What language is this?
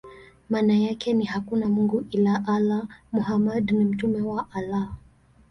Swahili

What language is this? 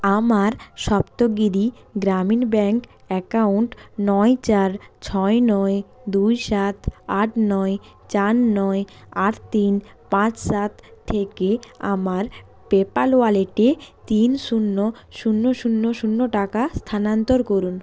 Bangla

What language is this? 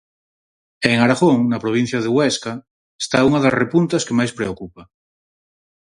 Galician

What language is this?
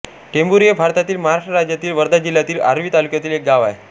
Marathi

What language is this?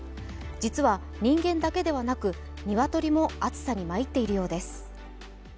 Japanese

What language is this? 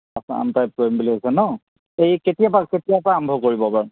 Assamese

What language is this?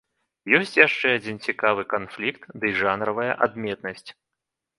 Belarusian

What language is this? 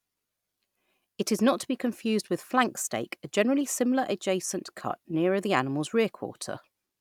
English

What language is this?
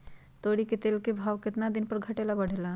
Magahi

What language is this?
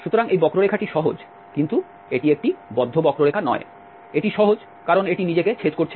Bangla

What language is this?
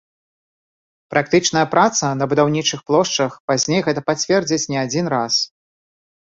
Belarusian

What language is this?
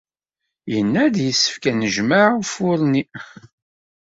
Kabyle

